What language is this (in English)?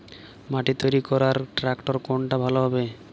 Bangla